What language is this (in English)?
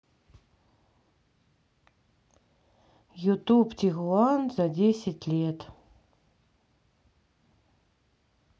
Russian